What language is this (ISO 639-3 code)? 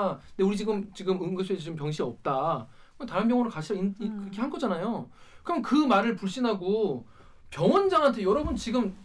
kor